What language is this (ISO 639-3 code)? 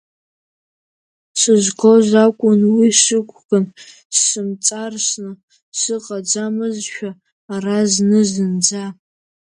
abk